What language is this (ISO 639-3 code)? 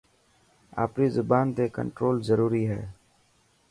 mki